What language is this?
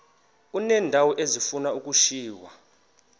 Xhosa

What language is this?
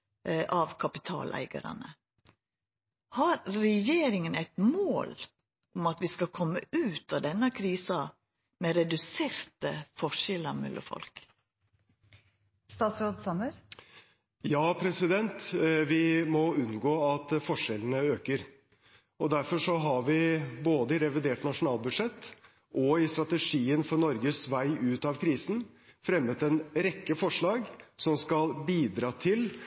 Norwegian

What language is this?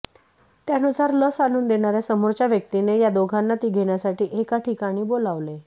Marathi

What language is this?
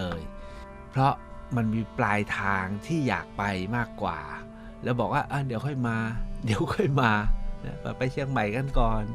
Thai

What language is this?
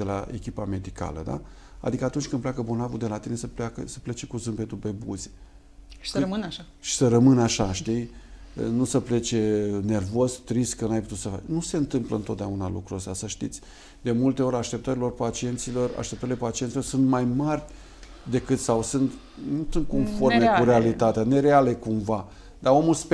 Romanian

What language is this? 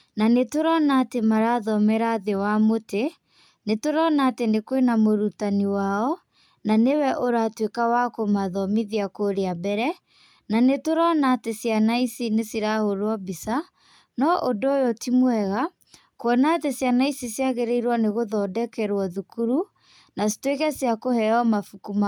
Kikuyu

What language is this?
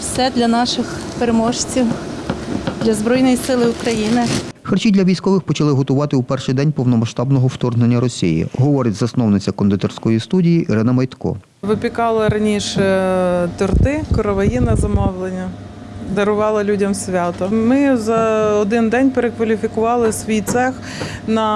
Ukrainian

